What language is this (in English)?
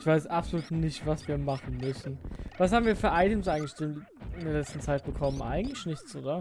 German